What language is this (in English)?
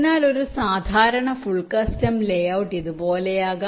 Malayalam